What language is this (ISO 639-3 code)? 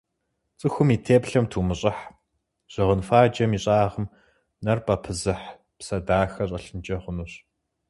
kbd